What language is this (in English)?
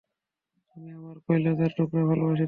Bangla